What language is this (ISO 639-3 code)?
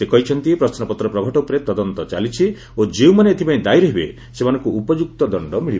ori